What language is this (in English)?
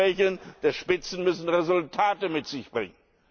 German